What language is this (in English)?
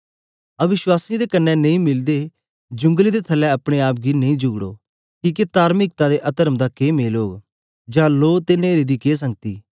Dogri